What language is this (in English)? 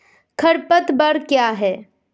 Hindi